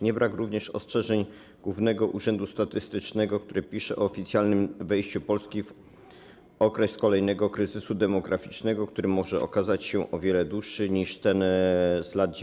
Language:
Polish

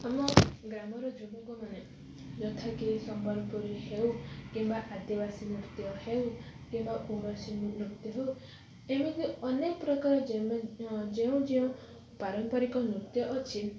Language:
Odia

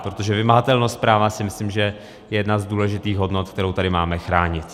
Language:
Czech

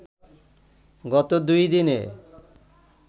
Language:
Bangla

